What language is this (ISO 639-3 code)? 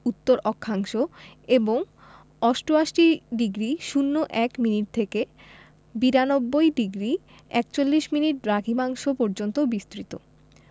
ben